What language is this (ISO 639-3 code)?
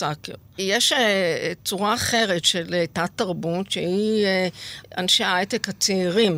heb